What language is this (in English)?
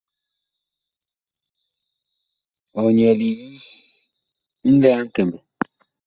Bakoko